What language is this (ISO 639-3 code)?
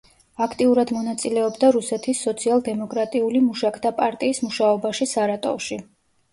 kat